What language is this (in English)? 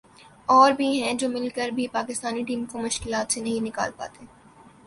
Urdu